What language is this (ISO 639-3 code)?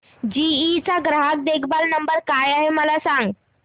mar